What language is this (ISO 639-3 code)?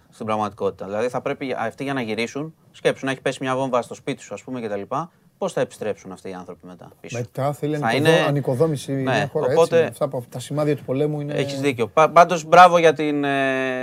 ell